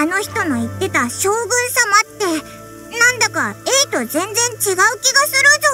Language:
Japanese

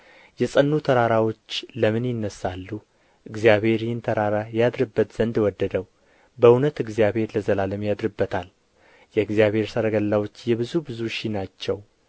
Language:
Amharic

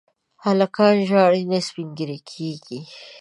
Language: Pashto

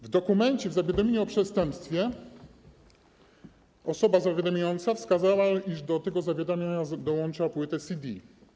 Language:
Polish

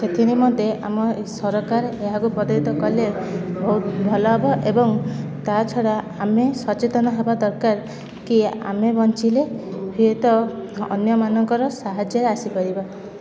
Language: Odia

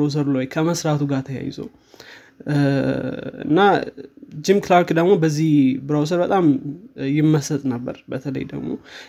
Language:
Amharic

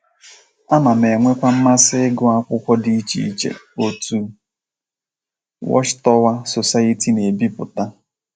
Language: Igbo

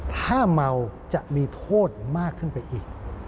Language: Thai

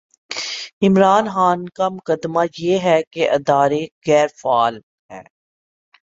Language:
Urdu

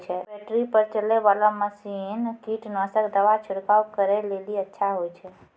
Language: Maithili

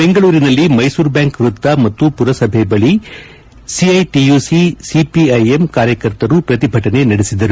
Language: Kannada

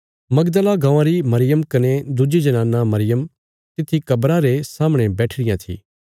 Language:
Bilaspuri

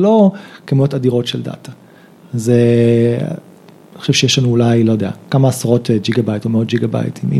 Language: Hebrew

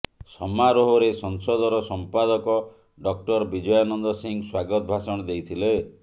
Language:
Odia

